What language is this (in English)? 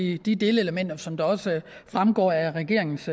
Danish